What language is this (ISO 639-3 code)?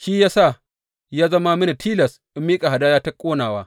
hau